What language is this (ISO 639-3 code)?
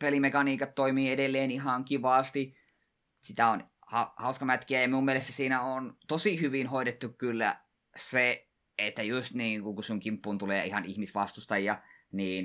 fin